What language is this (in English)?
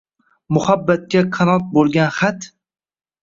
Uzbek